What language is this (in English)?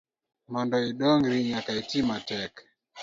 Luo (Kenya and Tanzania)